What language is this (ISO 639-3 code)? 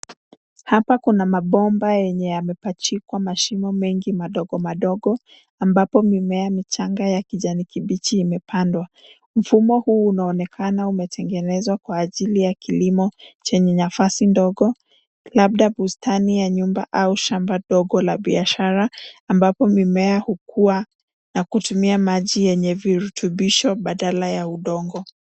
swa